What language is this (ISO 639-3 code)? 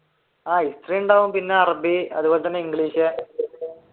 mal